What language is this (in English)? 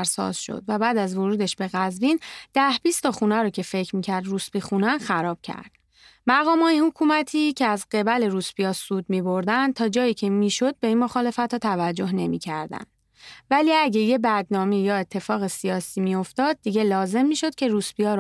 Persian